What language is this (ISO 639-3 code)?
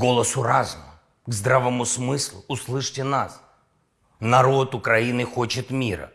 rus